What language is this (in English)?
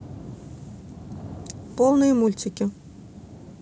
Russian